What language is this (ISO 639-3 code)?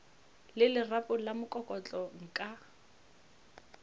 nso